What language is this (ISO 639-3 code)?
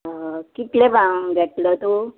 kok